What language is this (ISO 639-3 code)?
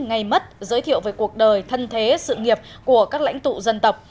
vie